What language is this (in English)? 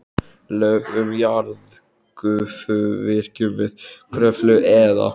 Icelandic